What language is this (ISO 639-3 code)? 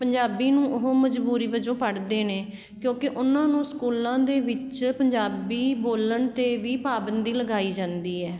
pan